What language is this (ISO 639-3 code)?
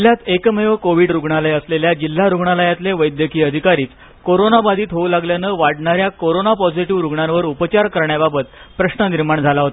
mar